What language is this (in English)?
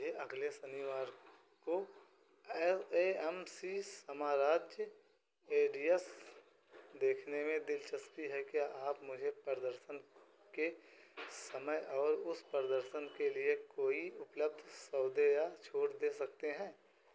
Hindi